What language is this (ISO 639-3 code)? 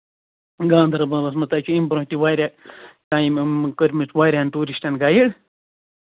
kas